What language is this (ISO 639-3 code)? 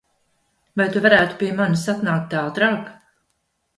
lav